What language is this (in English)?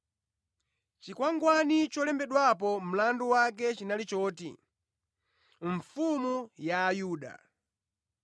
Nyanja